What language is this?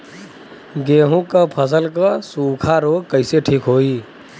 Bhojpuri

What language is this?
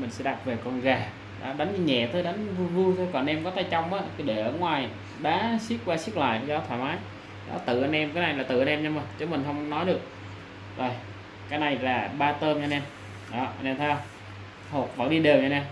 Vietnamese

